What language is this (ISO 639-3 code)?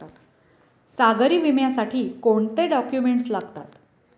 mar